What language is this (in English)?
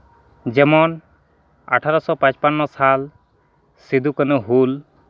Santali